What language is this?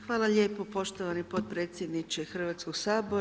Croatian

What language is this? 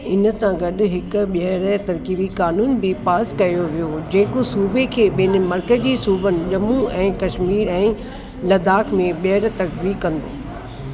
Sindhi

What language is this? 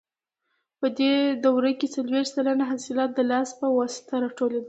Pashto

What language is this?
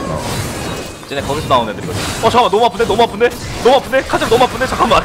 Korean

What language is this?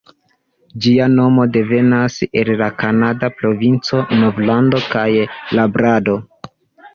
Esperanto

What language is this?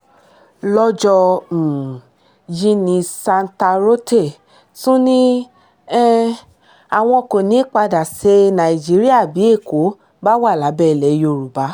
Yoruba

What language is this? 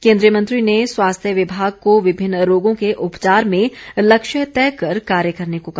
Hindi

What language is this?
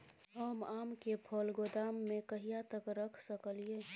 Maithili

